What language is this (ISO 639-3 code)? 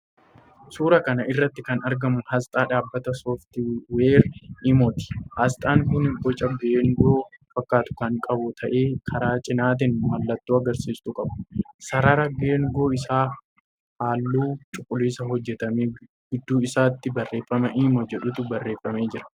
orm